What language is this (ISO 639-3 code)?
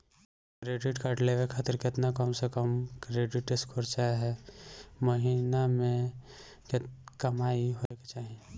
bho